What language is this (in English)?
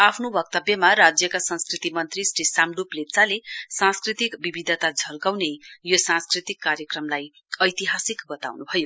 Nepali